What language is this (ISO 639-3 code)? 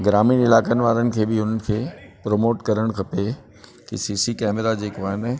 snd